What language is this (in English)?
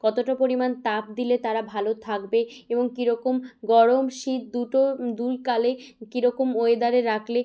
Bangla